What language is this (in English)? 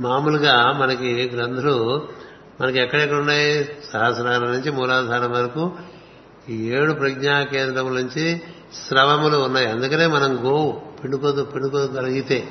Telugu